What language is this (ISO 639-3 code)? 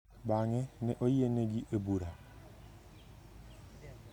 luo